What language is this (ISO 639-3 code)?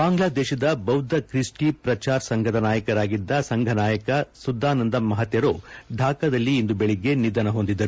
kan